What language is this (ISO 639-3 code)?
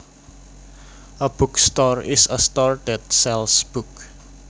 jav